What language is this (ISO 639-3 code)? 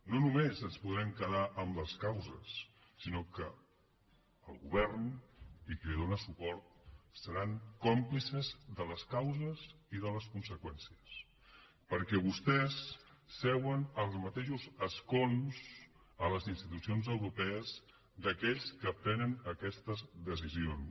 cat